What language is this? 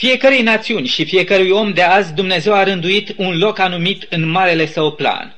Romanian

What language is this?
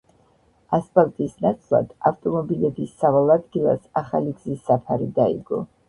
Georgian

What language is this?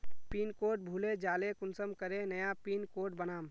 Magahi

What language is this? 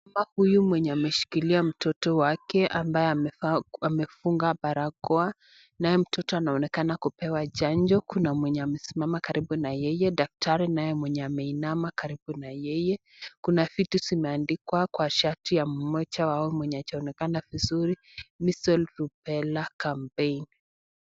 Swahili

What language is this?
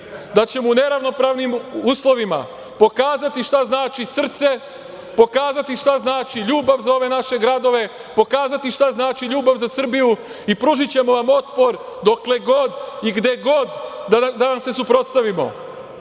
Serbian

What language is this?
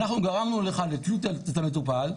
Hebrew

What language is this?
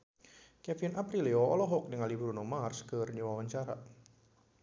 Sundanese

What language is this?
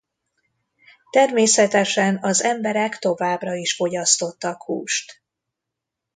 Hungarian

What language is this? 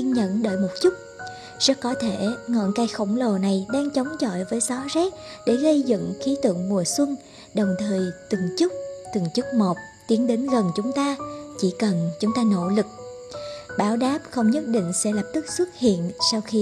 Vietnamese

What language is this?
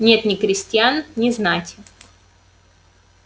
Russian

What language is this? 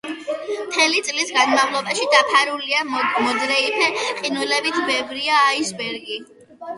Georgian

